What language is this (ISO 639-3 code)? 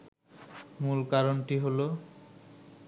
ben